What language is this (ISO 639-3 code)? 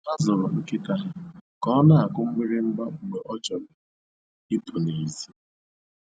ibo